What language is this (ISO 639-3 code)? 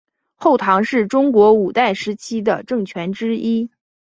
zho